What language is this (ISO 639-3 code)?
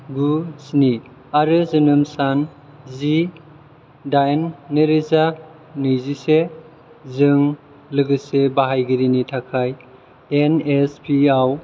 brx